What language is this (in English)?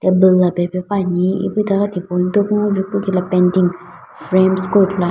Sumi Naga